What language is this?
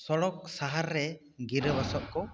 Santali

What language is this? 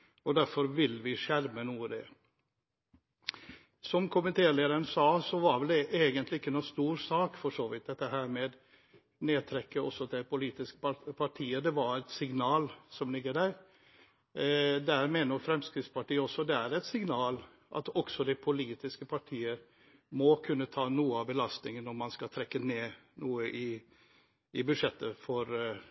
Norwegian Bokmål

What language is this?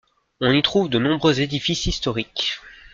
French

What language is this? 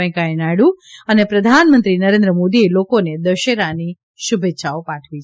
Gujarati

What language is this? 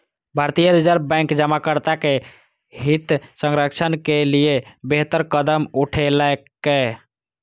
Maithili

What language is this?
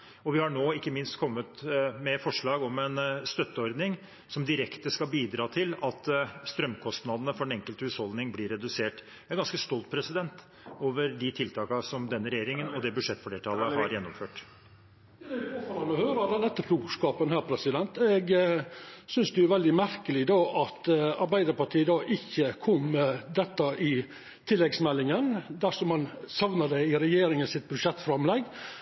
Norwegian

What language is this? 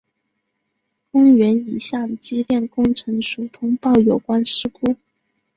Chinese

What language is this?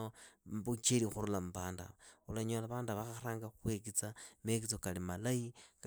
Idakho-Isukha-Tiriki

